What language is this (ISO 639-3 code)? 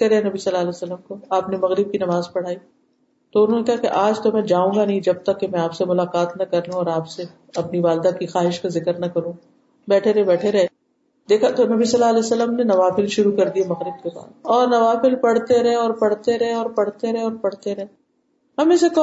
urd